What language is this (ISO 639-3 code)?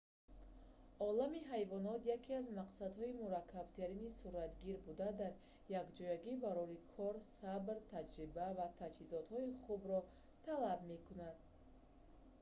tgk